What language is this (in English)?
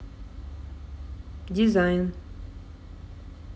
Russian